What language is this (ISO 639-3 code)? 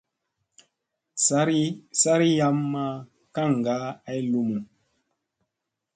mse